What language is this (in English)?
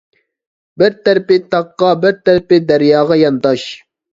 Uyghur